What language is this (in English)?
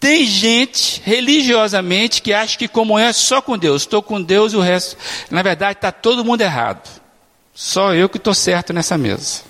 Portuguese